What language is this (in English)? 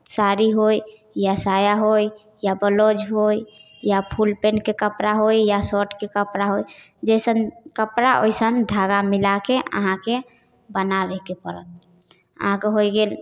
Maithili